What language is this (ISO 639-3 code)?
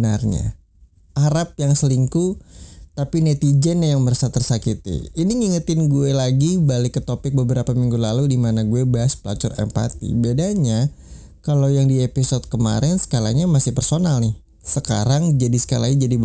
ind